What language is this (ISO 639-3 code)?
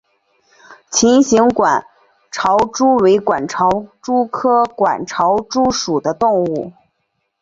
zho